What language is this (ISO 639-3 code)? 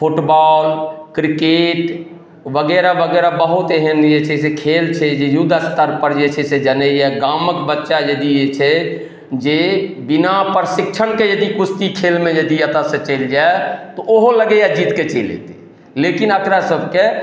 mai